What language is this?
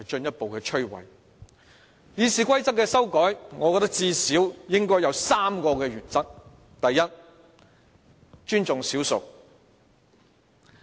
Cantonese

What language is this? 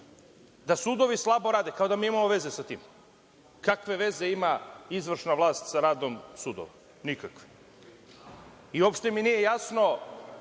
Serbian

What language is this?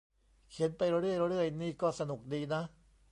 Thai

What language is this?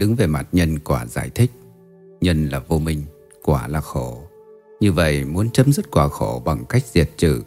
Vietnamese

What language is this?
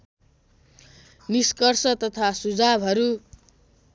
Nepali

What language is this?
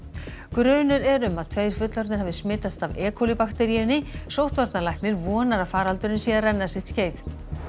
Icelandic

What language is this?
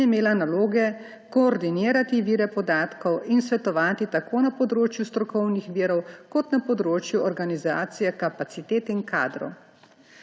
Slovenian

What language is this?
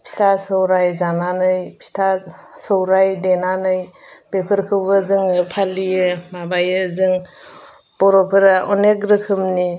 Bodo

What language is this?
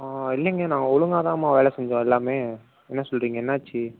Tamil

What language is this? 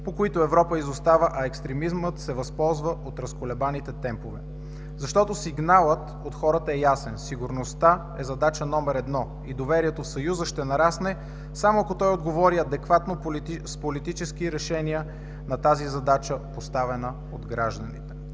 Bulgarian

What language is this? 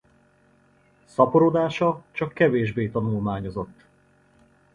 Hungarian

